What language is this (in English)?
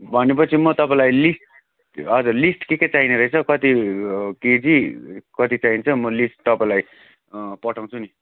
Nepali